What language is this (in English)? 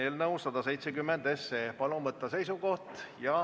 Estonian